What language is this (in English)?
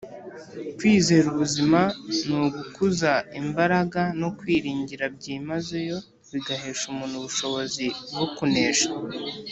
Kinyarwanda